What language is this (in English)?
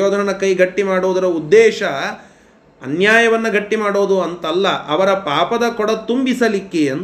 Kannada